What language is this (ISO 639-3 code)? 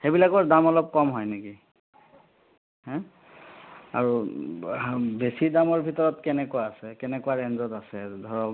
asm